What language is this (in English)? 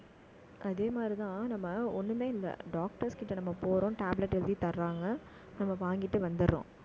Tamil